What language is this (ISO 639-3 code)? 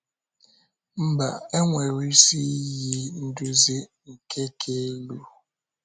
ibo